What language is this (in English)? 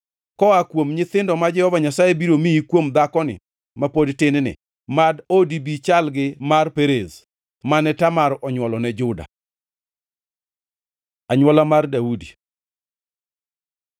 Luo (Kenya and Tanzania)